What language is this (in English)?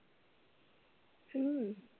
Marathi